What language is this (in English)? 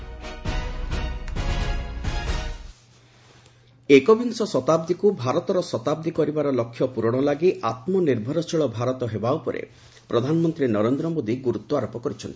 Odia